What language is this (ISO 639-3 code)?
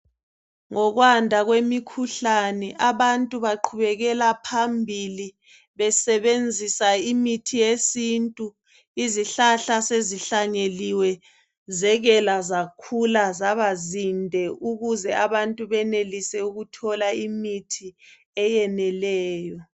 nde